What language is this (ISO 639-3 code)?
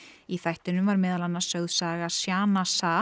isl